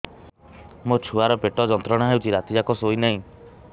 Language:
Odia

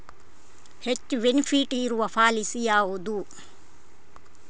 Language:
Kannada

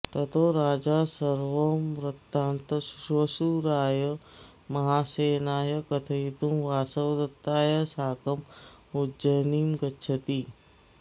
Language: Sanskrit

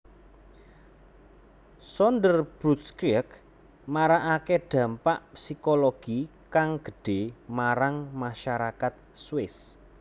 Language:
Javanese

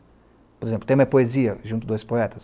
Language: Portuguese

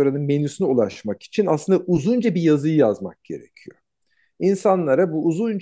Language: Turkish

